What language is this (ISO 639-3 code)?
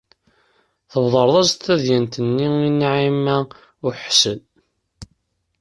kab